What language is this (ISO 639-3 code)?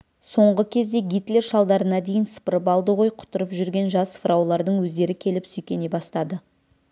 kaz